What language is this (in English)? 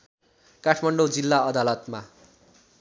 Nepali